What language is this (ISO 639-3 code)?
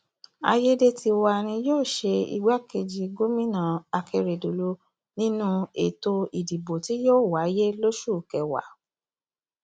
yor